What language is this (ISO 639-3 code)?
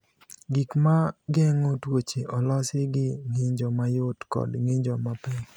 luo